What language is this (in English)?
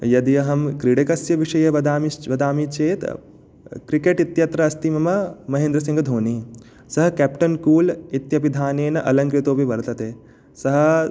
Sanskrit